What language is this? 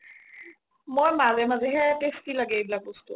Assamese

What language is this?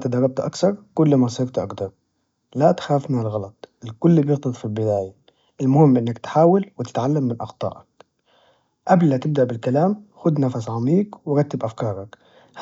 Najdi Arabic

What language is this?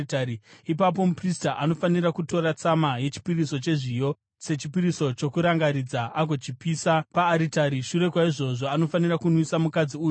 Shona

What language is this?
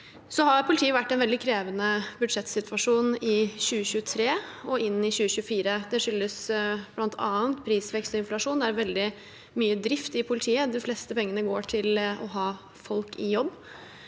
Norwegian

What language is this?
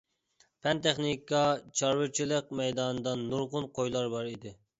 Uyghur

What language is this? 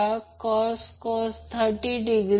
Marathi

